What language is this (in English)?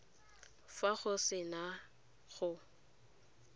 Tswana